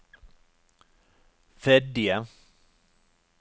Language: Norwegian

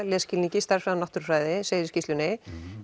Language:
Icelandic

